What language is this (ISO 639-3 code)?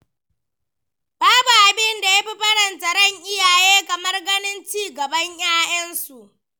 hau